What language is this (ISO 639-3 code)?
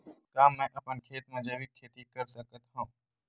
hne